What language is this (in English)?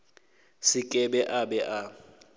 Northern Sotho